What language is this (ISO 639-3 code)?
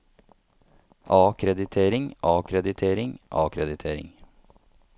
nor